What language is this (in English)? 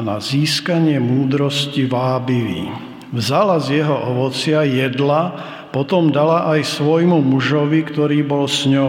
Slovak